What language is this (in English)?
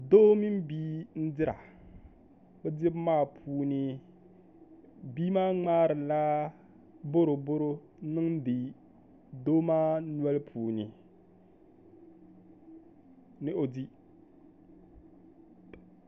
Dagbani